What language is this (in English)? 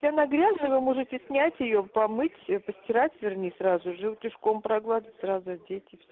Russian